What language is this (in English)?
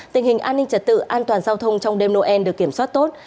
Vietnamese